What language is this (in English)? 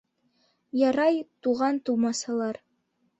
Bashkir